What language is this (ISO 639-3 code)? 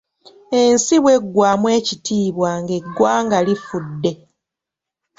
lug